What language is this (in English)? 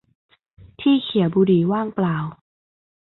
Thai